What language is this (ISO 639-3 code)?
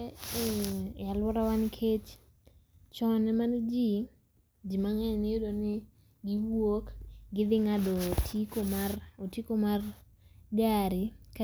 luo